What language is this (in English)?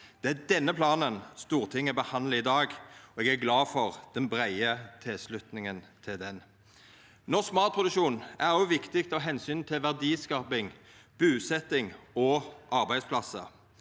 Norwegian